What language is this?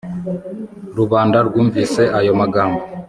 Kinyarwanda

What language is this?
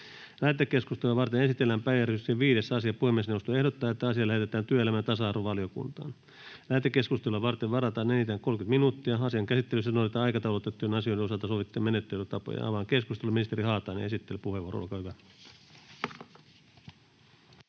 Finnish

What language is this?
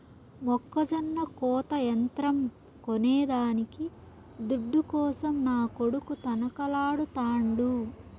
Telugu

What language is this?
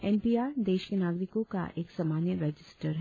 Hindi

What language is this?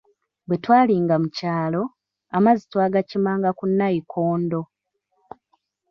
Ganda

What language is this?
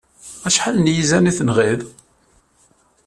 Kabyle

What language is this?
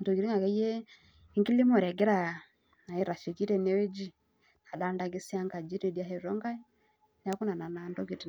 Masai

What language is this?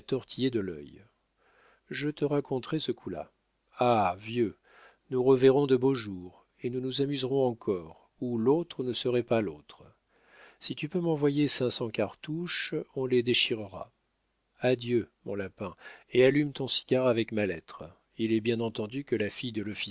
French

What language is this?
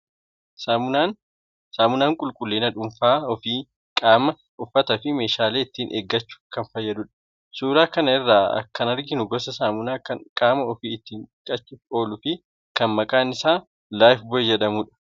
Oromo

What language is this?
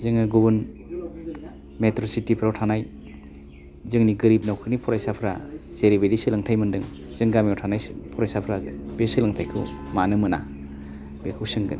Bodo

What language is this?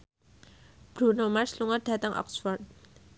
Javanese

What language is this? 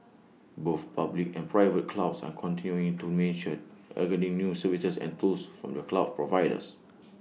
English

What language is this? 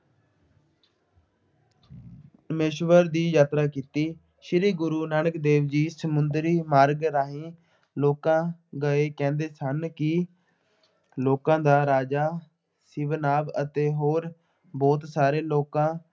Punjabi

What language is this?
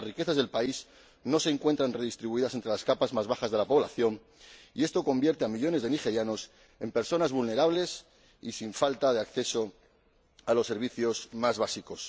Spanish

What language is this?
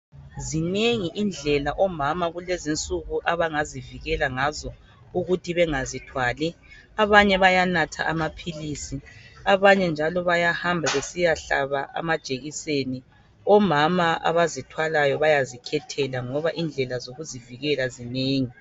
North Ndebele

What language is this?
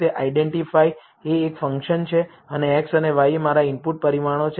Gujarati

